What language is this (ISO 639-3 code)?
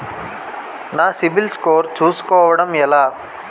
tel